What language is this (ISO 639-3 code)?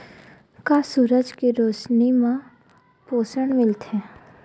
hne